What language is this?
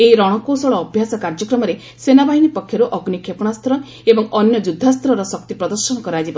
Odia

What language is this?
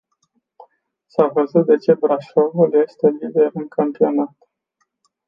Romanian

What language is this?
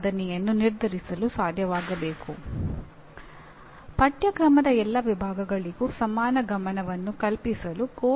Kannada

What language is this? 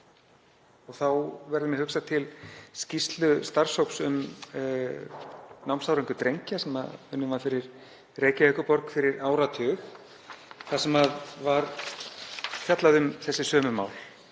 Icelandic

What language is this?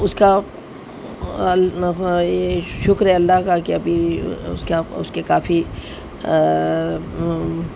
Urdu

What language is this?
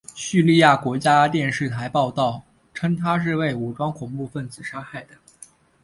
Chinese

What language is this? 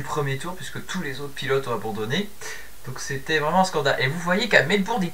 French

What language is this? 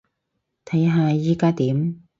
Cantonese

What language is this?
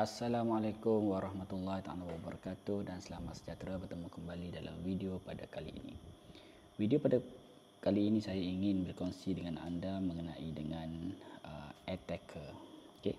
Malay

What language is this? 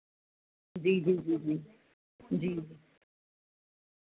Dogri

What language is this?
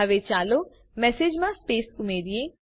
Gujarati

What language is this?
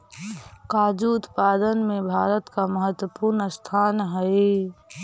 Magahi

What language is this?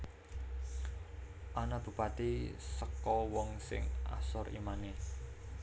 Javanese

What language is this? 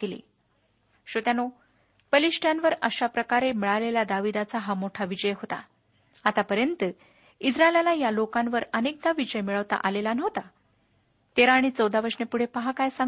Marathi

